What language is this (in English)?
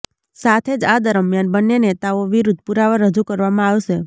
Gujarati